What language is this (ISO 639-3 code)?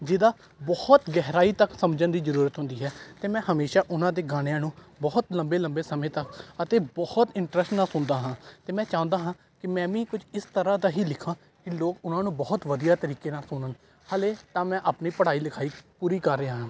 pan